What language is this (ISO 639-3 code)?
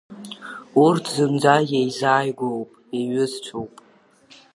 abk